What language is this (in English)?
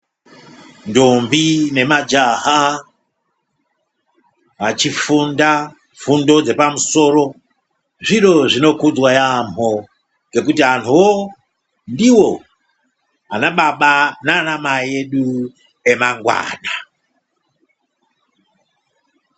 Ndau